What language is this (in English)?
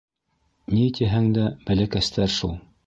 Bashkir